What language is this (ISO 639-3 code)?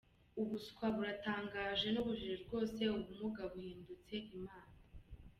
kin